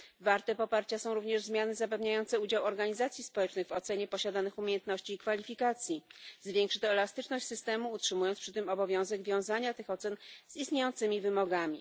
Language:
Polish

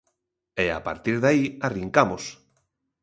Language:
Galician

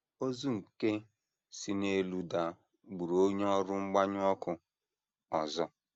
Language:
Igbo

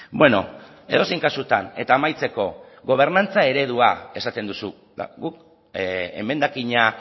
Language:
Basque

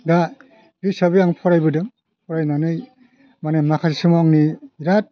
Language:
Bodo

